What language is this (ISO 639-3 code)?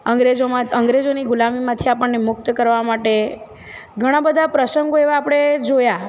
guj